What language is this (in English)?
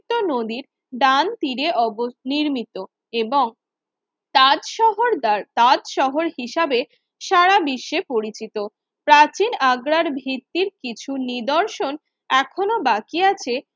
Bangla